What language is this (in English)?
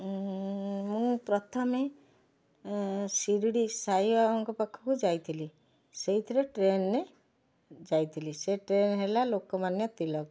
Odia